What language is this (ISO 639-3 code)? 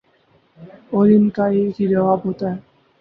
urd